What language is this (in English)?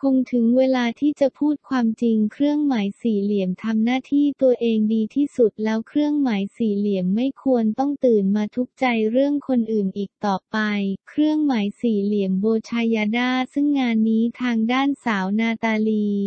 Thai